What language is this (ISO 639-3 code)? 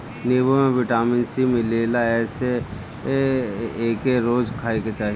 bho